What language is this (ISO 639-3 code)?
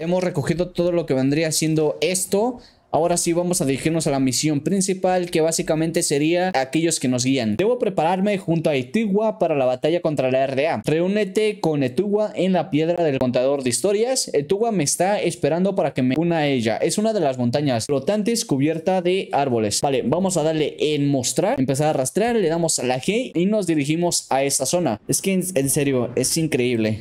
spa